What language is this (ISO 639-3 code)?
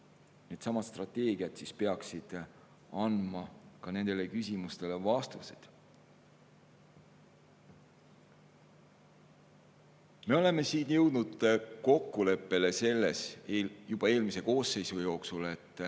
est